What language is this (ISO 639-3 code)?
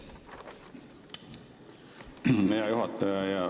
est